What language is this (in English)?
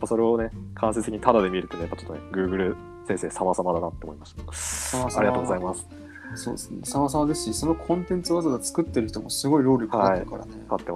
Japanese